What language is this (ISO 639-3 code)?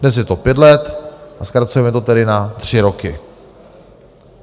ces